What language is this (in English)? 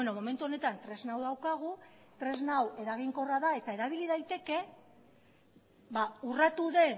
Basque